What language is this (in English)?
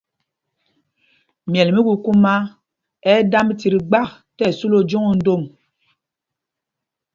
Mpumpong